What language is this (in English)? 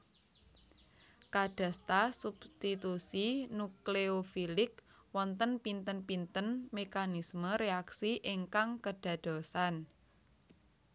Javanese